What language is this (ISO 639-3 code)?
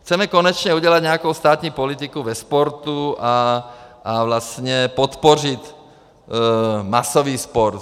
ces